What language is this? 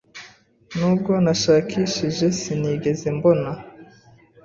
Kinyarwanda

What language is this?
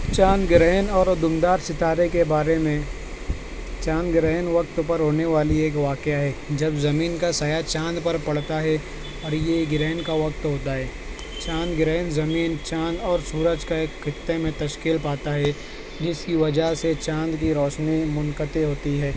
Urdu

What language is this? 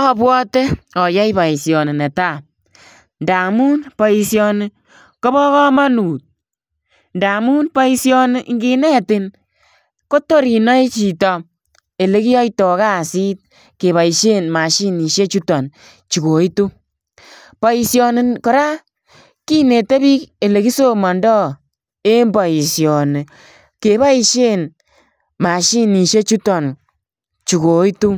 Kalenjin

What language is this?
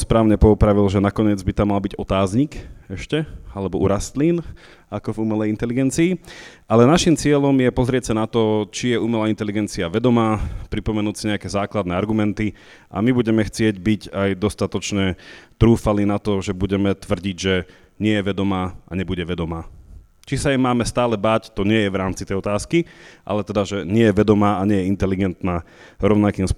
Slovak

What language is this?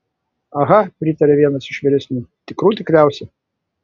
Lithuanian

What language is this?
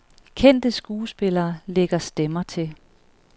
Danish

